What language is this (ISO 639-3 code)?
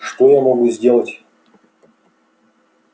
rus